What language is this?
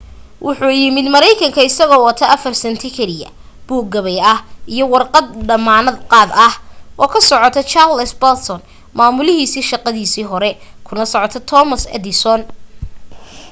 Somali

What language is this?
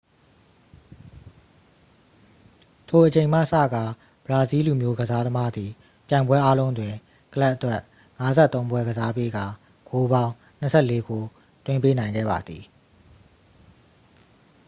Burmese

